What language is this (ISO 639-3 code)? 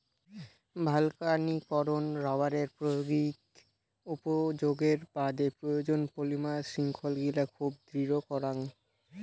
ben